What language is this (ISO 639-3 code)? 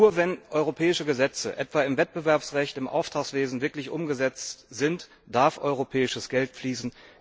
deu